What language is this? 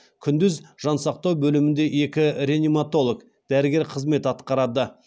Kazakh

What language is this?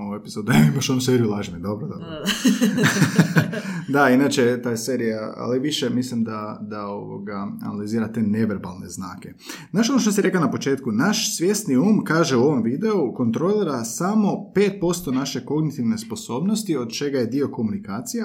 Croatian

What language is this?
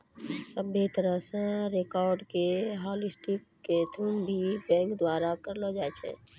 Maithili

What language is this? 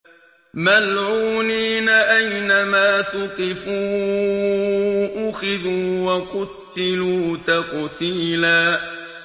Arabic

